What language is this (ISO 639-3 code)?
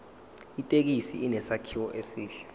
zul